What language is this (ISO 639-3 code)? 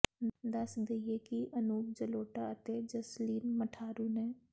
pan